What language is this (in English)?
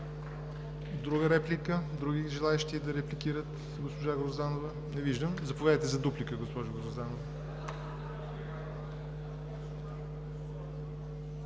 Bulgarian